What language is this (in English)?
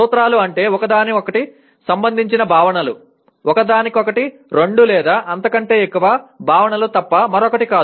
Telugu